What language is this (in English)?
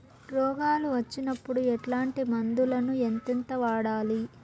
Telugu